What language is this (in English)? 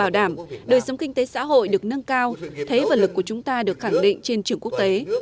Vietnamese